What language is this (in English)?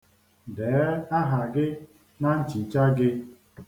Igbo